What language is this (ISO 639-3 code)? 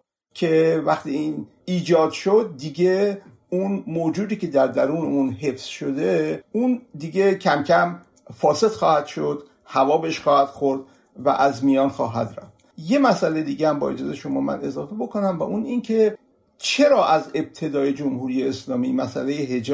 fas